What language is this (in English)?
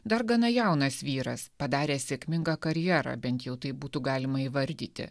Lithuanian